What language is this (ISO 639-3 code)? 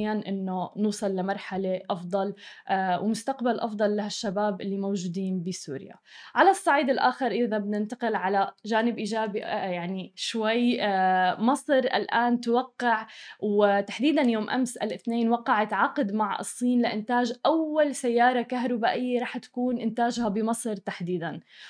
ara